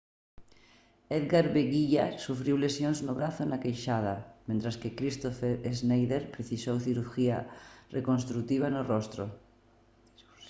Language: Galician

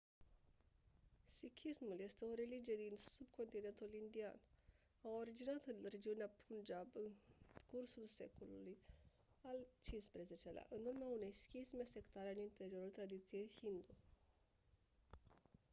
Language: Romanian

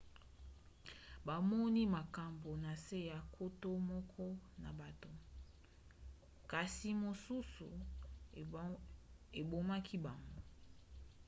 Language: Lingala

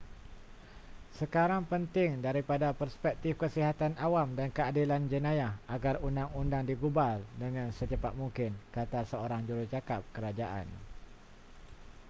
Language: Malay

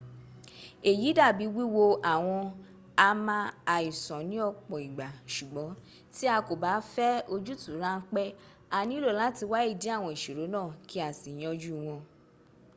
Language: Yoruba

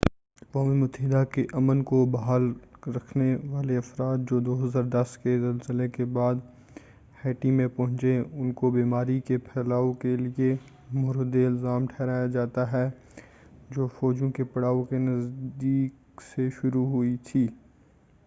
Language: Urdu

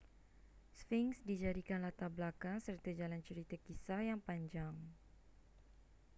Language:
Malay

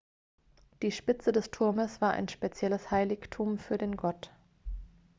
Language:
German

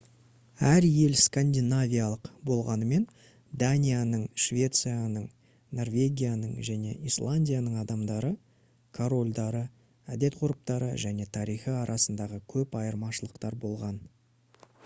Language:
Kazakh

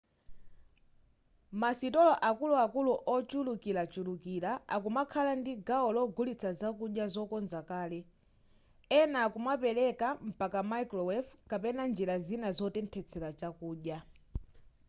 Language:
Nyanja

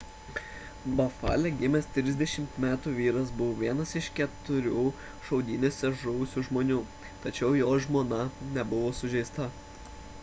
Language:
Lithuanian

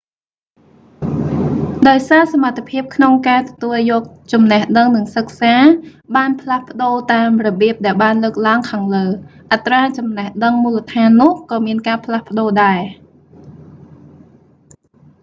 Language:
Khmer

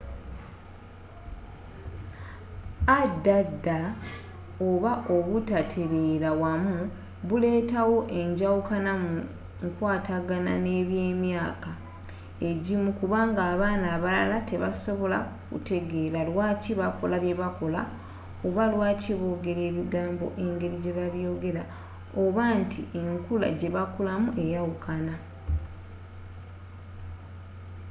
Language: Ganda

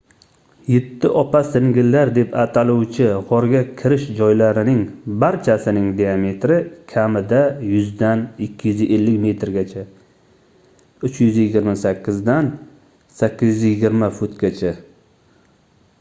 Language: Uzbek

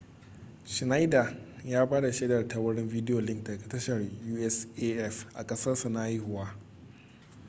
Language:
Hausa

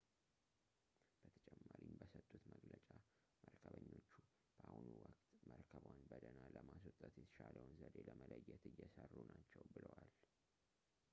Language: Amharic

